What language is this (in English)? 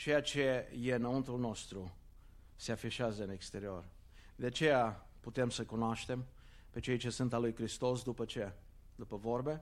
Romanian